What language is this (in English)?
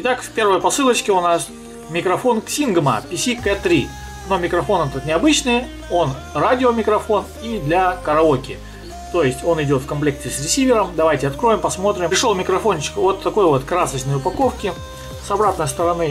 Russian